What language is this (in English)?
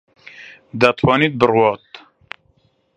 Central Kurdish